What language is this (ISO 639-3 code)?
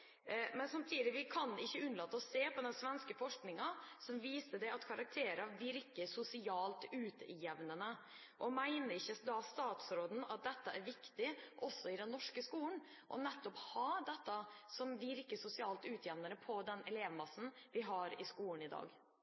nob